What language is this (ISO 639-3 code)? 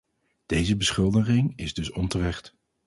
nld